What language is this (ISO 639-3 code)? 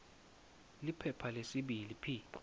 ssw